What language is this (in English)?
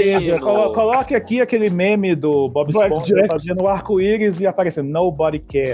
Portuguese